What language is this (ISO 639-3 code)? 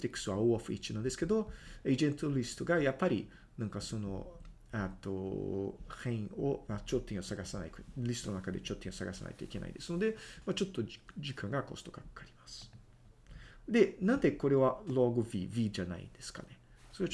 jpn